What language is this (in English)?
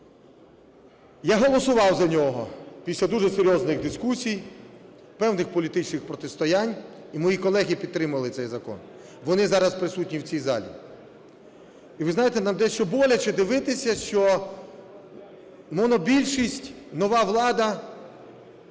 Ukrainian